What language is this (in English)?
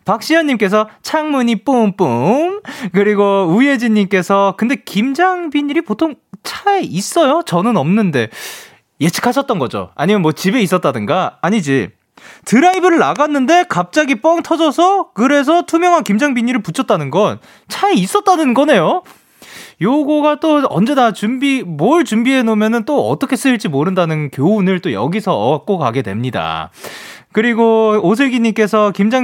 Korean